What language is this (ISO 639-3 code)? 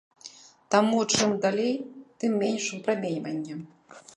bel